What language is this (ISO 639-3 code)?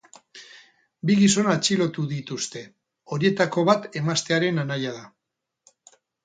eus